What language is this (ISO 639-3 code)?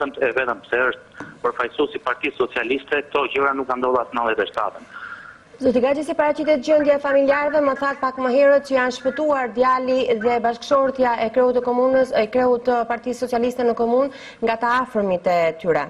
nld